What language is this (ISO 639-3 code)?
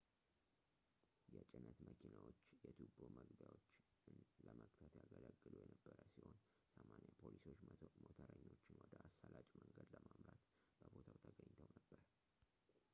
amh